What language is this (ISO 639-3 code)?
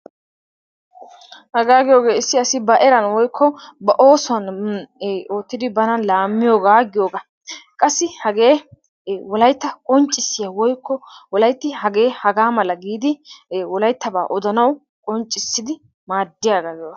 wal